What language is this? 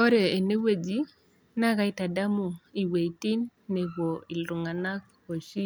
Masai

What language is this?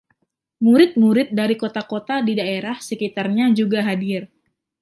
Indonesian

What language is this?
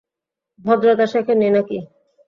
Bangla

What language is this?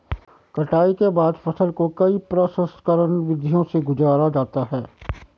Hindi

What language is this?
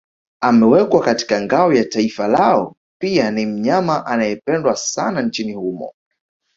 Swahili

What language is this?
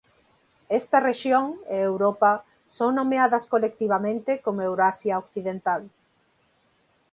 Galician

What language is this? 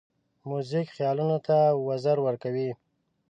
Pashto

